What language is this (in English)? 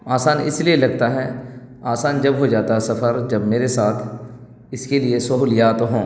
Urdu